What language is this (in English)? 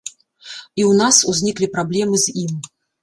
Belarusian